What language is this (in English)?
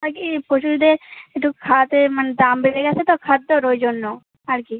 Bangla